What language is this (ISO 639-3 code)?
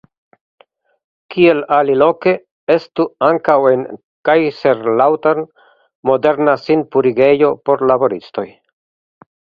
epo